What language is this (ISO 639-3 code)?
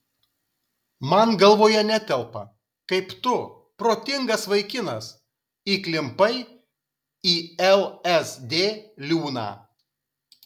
lit